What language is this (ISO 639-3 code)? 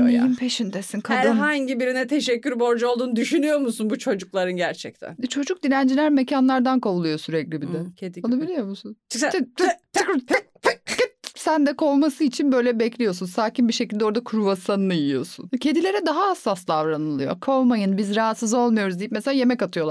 tur